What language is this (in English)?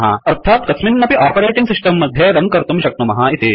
Sanskrit